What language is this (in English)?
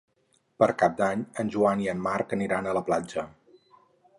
Catalan